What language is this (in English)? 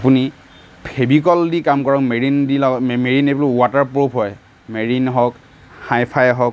Assamese